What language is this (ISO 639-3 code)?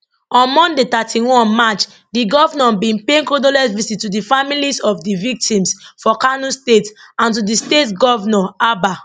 pcm